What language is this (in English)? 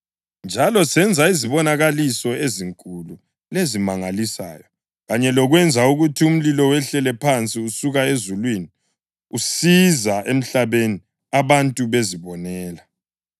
North Ndebele